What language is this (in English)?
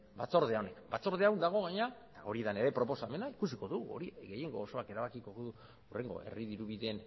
Basque